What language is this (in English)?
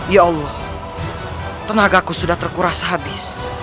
Indonesian